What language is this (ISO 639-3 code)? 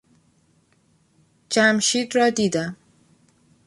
fas